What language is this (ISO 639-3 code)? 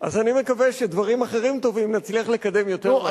heb